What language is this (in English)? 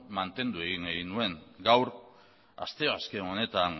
Basque